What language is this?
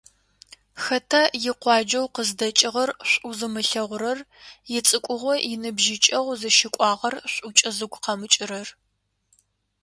Adyghe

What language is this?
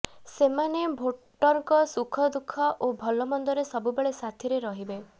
Odia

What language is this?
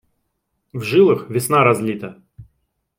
Russian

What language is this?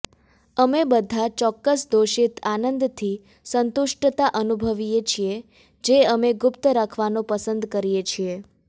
Gujarati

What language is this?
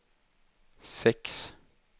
Swedish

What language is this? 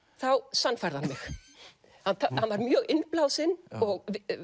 Icelandic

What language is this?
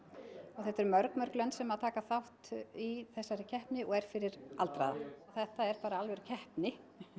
Icelandic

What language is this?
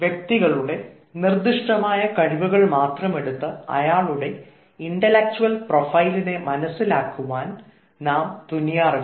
Malayalam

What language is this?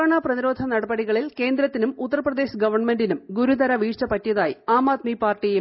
Malayalam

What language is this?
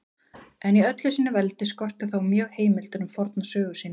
Icelandic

